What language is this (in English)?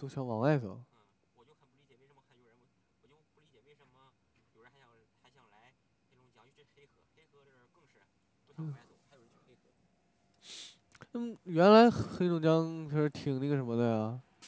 Chinese